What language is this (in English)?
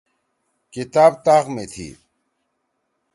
Torwali